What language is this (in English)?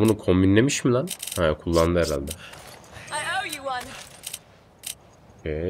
Turkish